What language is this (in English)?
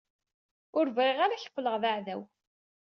Kabyle